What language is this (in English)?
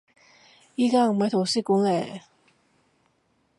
Cantonese